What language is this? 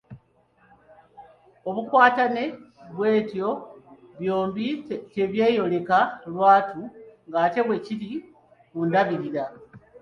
Ganda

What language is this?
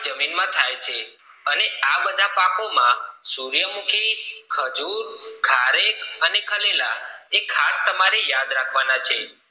Gujarati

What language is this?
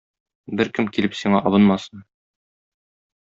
Tatar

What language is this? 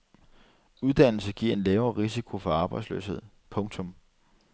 Danish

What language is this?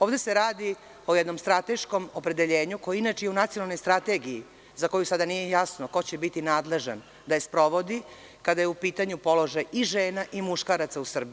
Serbian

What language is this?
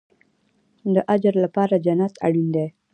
Pashto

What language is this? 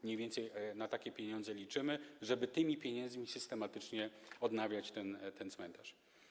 Polish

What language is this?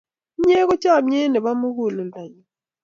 Kalenjin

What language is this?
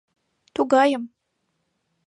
Mari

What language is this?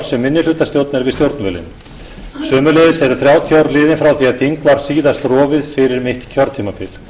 Icelandic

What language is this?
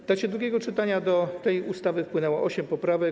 Polish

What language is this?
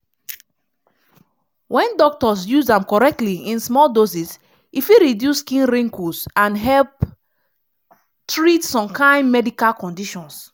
Nigerian Pidgin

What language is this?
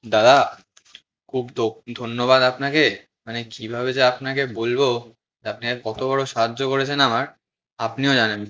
Bangla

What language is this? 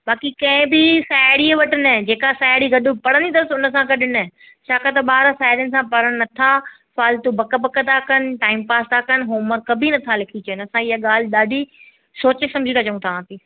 Sindhi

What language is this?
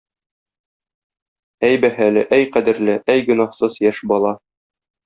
Tatar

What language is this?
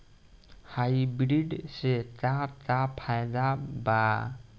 Bhojpuri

